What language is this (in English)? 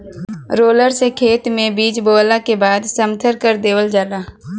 Bhojpuri